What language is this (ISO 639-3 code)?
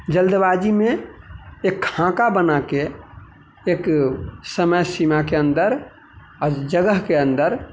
mai